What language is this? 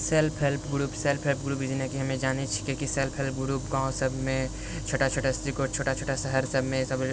Maithili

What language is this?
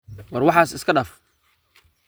Somali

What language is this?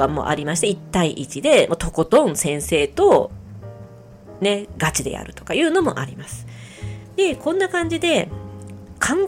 Japanese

